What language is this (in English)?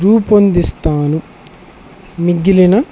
Telugu